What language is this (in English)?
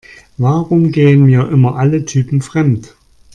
German